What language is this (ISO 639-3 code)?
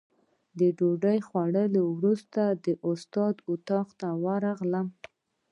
pus